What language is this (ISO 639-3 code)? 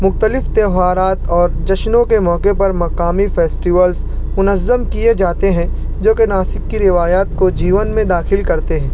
urd